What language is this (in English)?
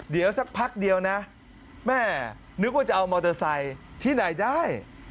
Thai